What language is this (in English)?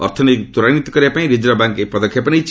Odia